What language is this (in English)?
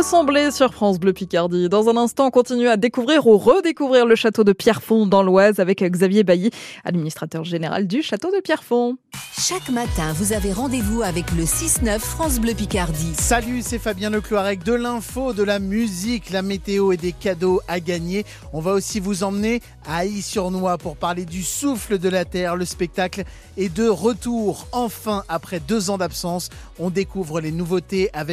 French